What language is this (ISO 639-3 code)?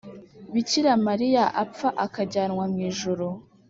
kin